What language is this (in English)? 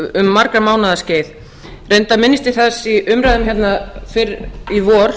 Icelandic